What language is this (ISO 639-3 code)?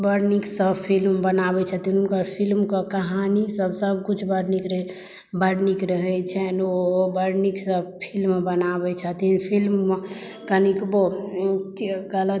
mai